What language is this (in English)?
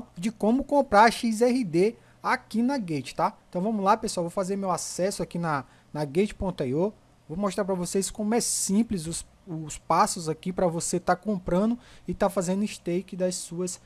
Portuguese